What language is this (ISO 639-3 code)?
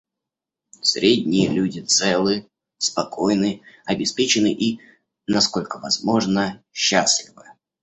rus